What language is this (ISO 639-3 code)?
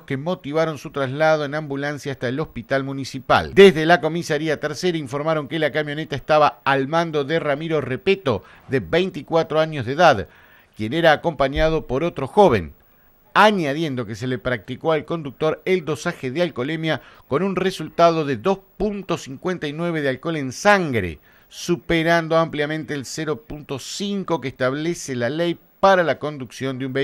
spa